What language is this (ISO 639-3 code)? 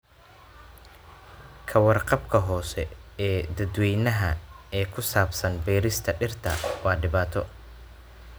som